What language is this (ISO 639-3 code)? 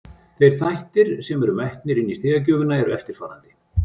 isl